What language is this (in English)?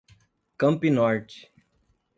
Portuguese